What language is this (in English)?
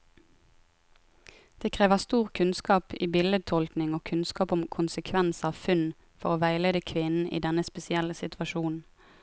Norwegian